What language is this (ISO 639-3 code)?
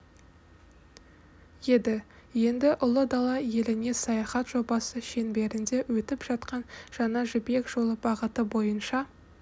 kaz